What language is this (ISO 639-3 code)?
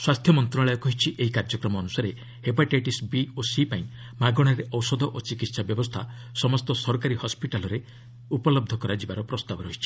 ori